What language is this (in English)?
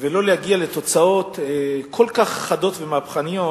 Hebrew